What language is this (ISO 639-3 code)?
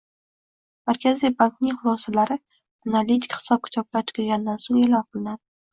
uzb